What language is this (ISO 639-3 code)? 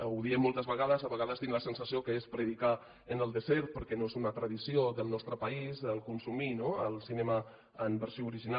cat